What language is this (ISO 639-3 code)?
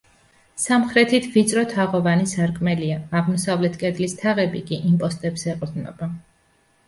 kat